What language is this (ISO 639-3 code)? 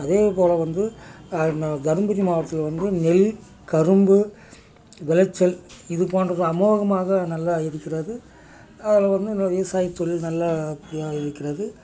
tam